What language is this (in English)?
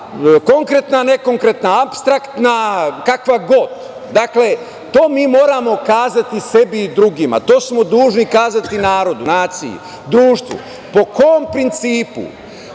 Serbian